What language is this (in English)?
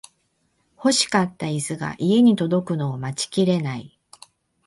Japanese